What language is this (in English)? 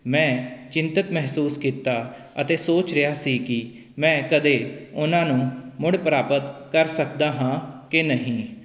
Punjabi